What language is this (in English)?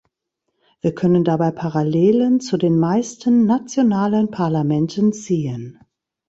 German